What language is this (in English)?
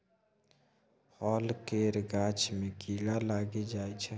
Maithili